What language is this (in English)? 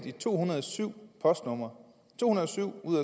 Danish